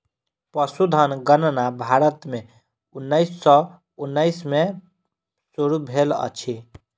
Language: Maithili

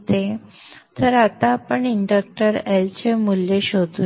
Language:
Marathi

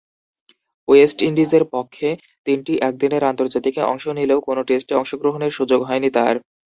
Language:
Bangla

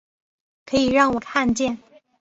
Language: Chinese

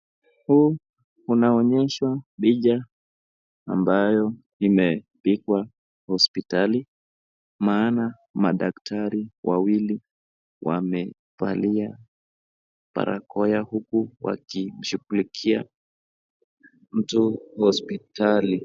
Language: Swahili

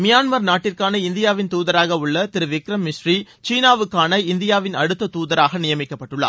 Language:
Tamil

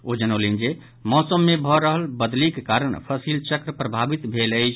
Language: Maithili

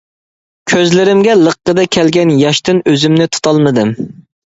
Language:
Uyghur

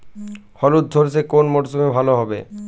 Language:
Bangla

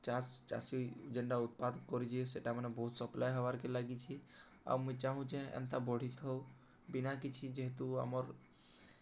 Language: Odia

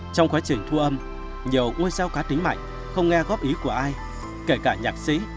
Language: Vietnamese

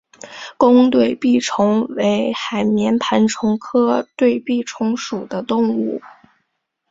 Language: Chinese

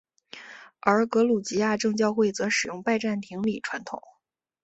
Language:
Chinese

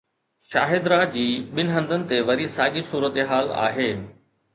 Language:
Sindhi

